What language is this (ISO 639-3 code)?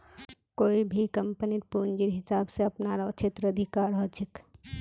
mag